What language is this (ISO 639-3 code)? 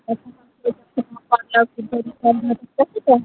mai